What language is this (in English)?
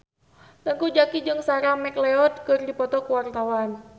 Sundanese